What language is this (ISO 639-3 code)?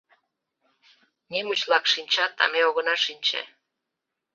chm